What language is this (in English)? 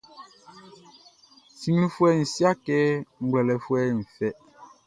Baoulé